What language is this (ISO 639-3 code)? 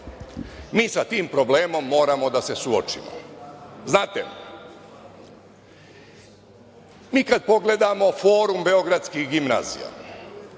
srp